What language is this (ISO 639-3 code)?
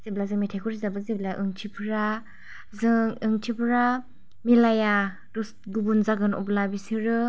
brx